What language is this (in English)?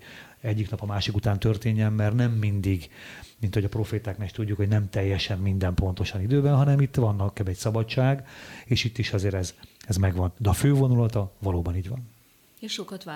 Hungarian